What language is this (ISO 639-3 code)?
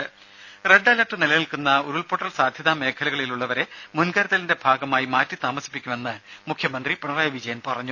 mal